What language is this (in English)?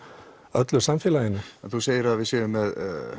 Icelandic